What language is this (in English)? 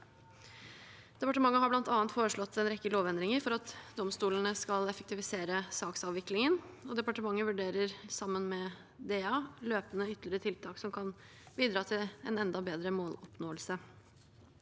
Norwegian